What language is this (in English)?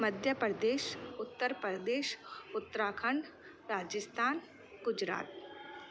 Sindhi